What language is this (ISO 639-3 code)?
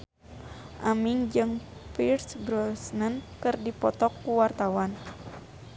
sun